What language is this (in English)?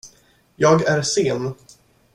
Swedish